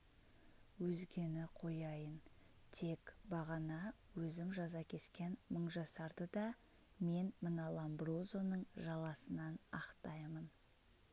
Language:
Kazakh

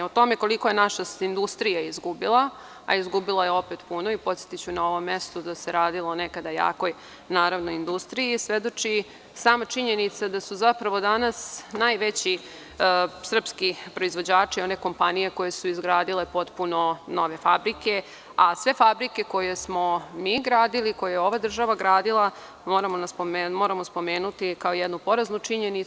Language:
Serbian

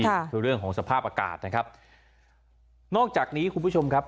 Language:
Thai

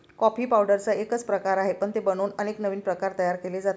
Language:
Marathi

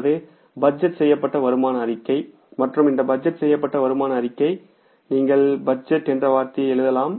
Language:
Tamil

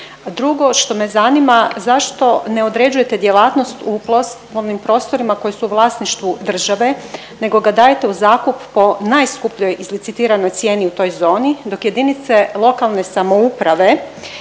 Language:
Croatian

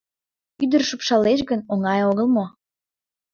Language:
Mari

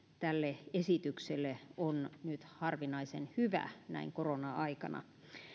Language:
Finnish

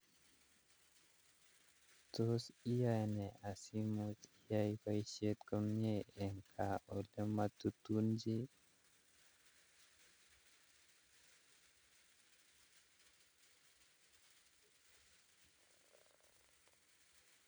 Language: Kalenjin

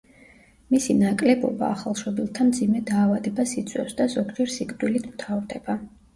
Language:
Georgian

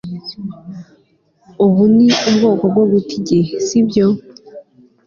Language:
Kinyarwanda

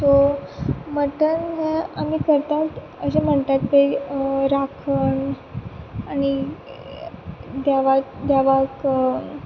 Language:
Konkani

